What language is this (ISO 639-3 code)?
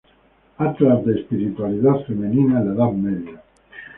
spa